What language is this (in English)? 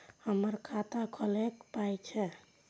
Maithili